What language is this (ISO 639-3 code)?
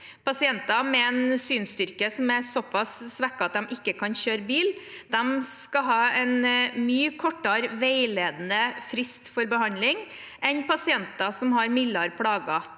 nor